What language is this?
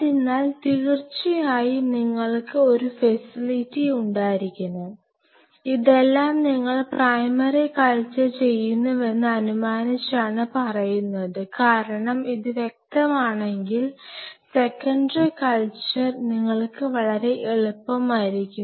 Malayalam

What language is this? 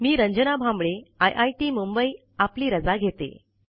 Marathi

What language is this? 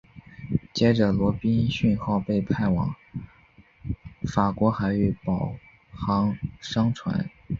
Chinese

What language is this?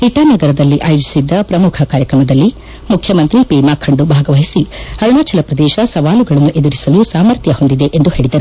Kannada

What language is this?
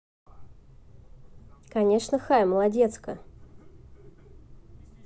Russian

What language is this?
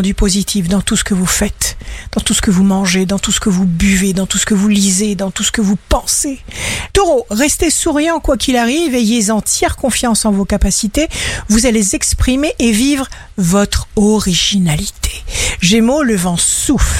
French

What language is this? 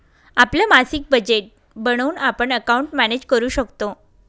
Marathi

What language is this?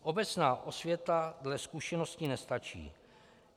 Czech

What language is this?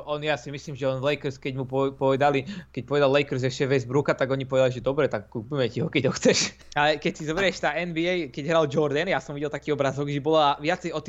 Slovak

